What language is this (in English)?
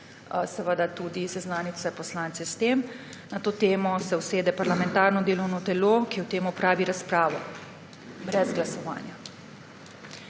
Slovenian